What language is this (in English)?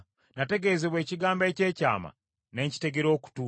Ganda